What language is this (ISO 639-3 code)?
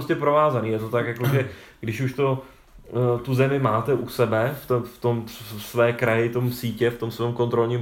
ces